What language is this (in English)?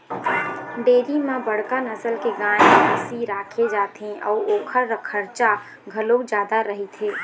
Chhattisgarhi